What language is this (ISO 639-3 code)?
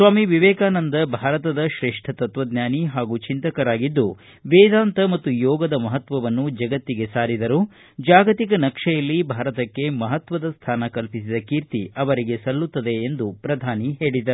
kan